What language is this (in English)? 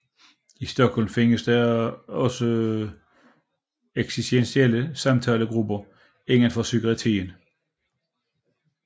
Danish